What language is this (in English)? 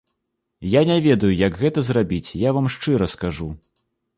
Belarusian